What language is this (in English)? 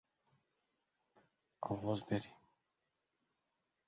Uzbek